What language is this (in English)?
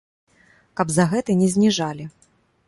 Belarusian